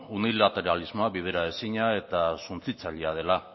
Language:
Basque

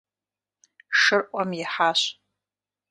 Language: Kabardian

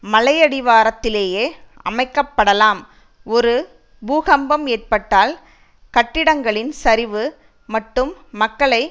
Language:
Tamil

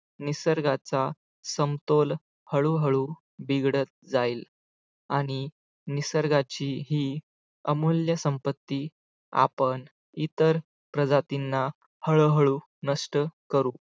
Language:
Marathi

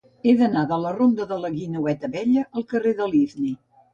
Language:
Catalan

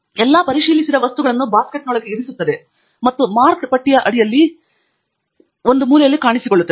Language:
Kannada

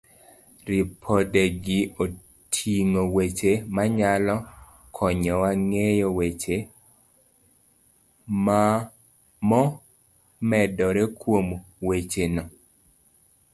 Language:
Luo (Kenya and Tanzania)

